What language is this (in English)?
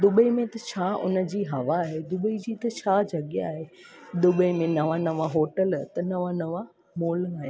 Sindhi